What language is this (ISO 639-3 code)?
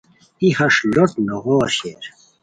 khw